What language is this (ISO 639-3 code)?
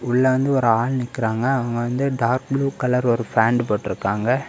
tam